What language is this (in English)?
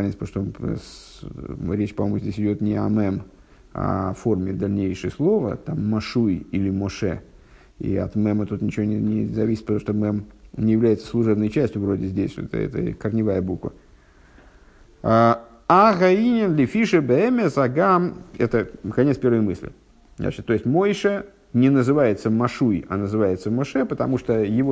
Russian